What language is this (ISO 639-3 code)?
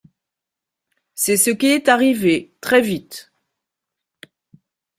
fra